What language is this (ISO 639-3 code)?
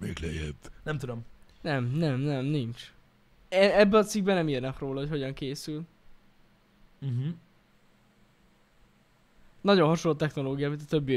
hun